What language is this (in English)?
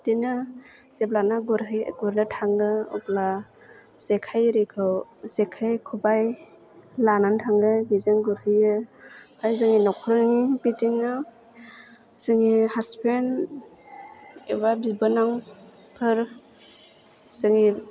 Bodo